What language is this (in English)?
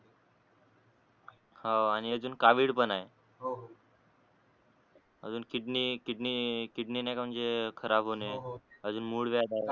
Marathi